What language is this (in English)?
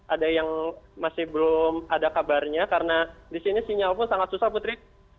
Indonesian